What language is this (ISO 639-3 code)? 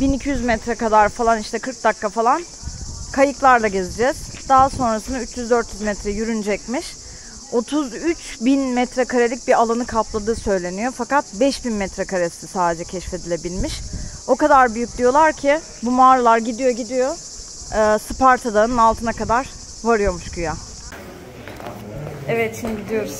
tur